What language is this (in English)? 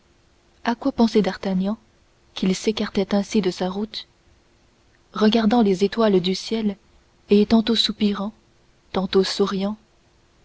French